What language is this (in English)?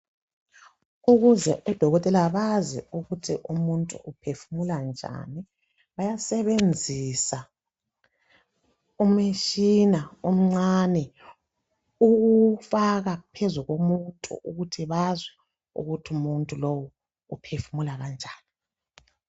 North Ndebele